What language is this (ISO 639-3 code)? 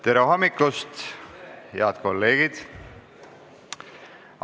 est